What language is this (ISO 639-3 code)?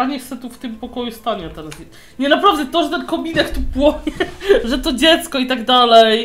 pol